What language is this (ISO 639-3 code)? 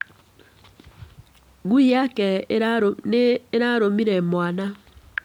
kik